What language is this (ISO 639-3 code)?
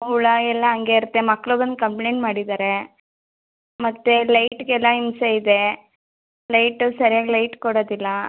kan